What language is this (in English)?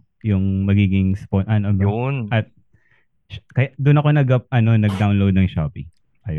Filipino